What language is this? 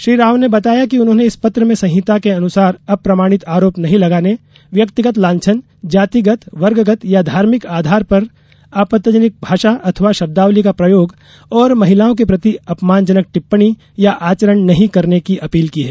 Hindi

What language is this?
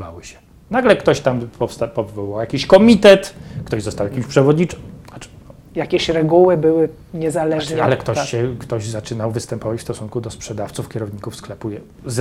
Polish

